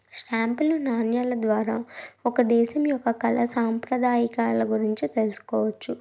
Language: Telugu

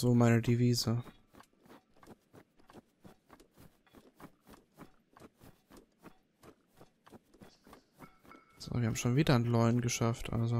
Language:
German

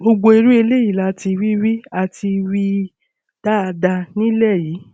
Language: Yoruba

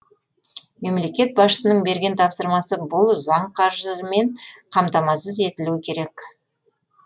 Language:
Kazakh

